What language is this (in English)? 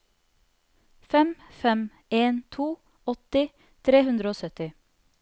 Norwegian